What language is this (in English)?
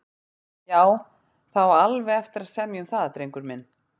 Icelandic